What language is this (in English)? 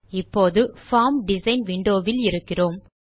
Tamil